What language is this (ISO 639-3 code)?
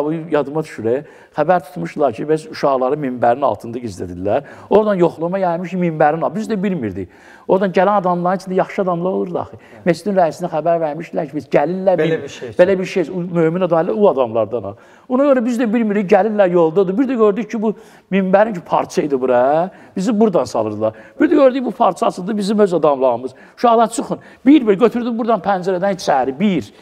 tur